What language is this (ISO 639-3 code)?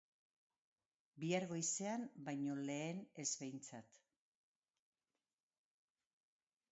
eus